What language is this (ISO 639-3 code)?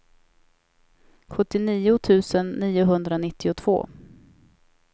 swe